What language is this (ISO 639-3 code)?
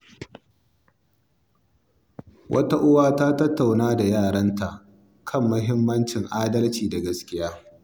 hau